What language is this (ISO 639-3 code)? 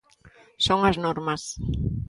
glg